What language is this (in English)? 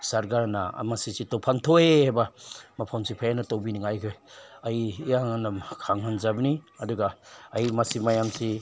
Manipuri